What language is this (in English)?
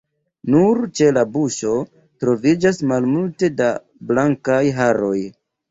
Esperanto